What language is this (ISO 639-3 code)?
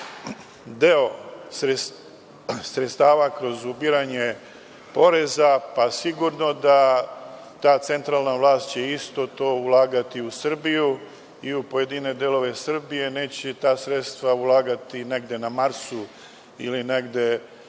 srp